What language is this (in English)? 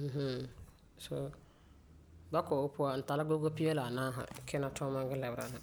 Frafra